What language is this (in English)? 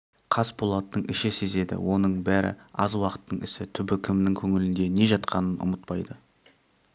Kazakh